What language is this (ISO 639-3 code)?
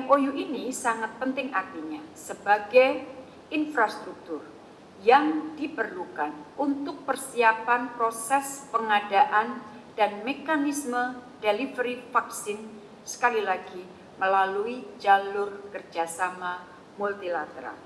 ind